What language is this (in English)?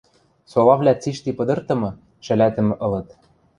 Western Mari